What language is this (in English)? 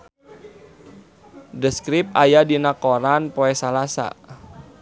Sundanese